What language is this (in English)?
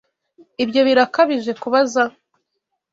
Kinyarwanda